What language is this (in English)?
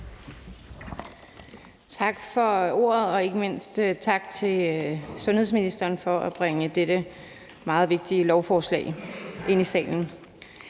Danish